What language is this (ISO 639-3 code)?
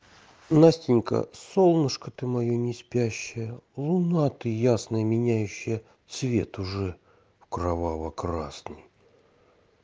rus